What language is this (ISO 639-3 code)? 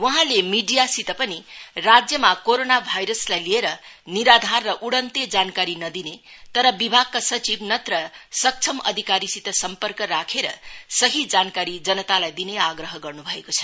nep